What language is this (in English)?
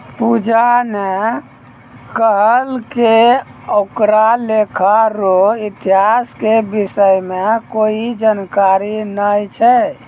Maithili